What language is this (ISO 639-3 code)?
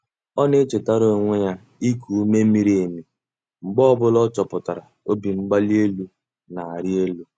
ibo